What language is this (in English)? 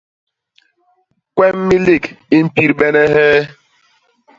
Basaa